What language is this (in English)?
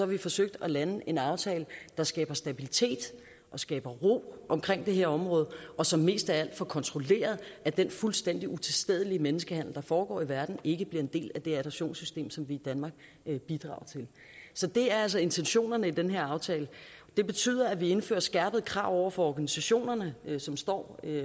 Danish